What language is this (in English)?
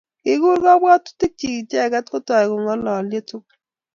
Kalenjin